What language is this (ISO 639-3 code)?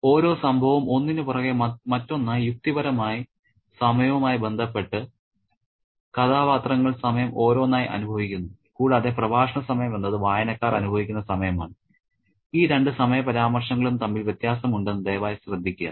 mal